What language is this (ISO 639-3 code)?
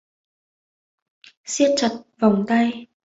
vie